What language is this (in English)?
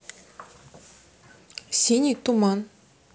Russian